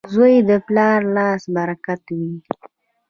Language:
Pashto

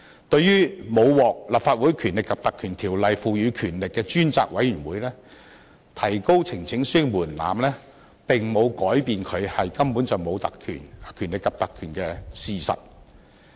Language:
Cantonese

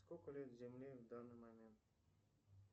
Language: Russian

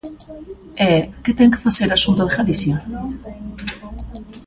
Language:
Galician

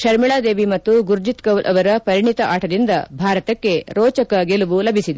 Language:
Kannada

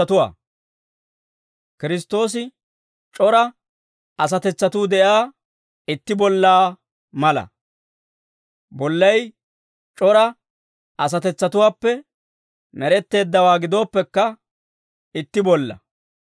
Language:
Dawro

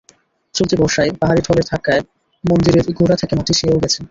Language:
Bangla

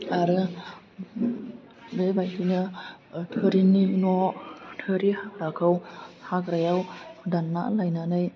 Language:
Bodo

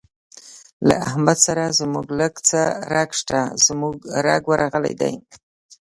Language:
Pashto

